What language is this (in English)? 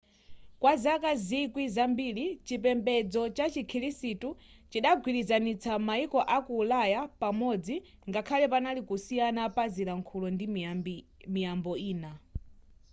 Nyanja